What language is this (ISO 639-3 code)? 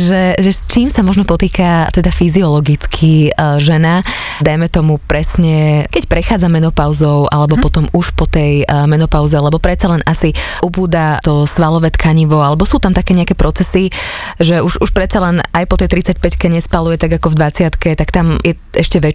slk